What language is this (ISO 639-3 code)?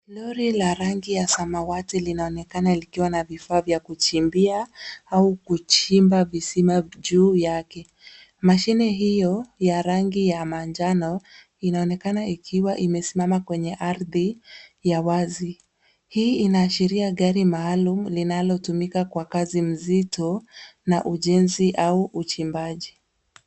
swa